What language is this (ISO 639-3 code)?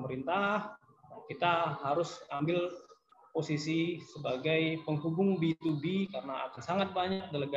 ind